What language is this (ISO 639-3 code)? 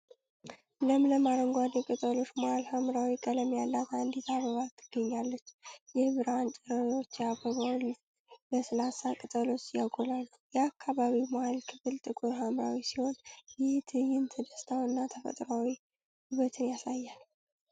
amh